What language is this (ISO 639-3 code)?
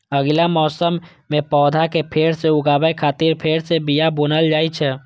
mai